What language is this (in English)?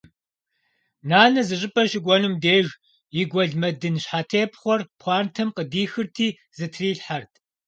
Kabardian